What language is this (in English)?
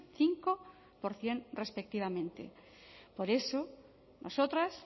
Spanish